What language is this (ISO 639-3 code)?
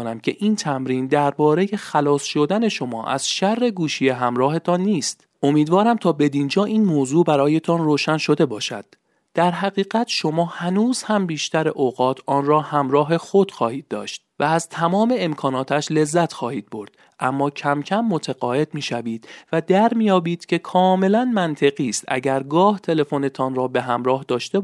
fas